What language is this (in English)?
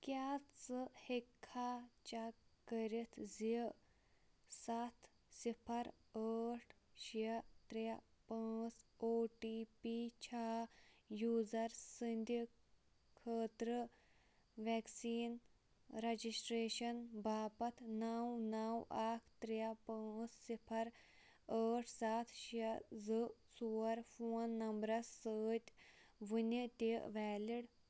Kashmiri